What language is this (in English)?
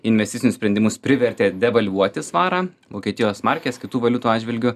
Lithuanian